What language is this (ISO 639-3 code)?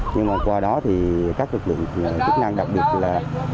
vie